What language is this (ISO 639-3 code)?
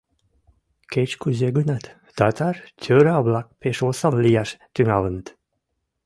chm